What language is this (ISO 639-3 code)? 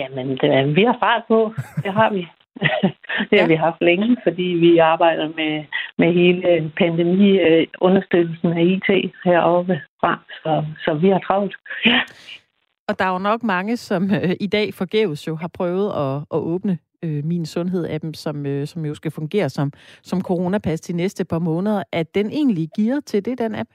dan